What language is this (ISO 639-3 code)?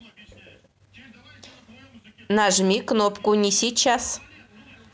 rus